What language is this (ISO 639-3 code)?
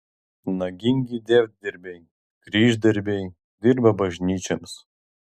lit